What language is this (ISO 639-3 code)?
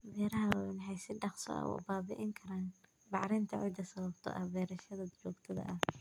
som